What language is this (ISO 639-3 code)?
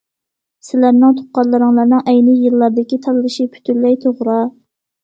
uig